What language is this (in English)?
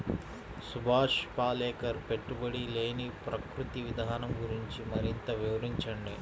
Telugu